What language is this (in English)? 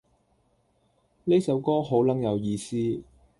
Cantonese